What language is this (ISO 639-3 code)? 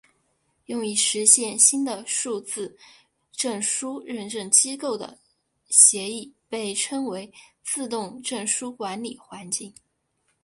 zho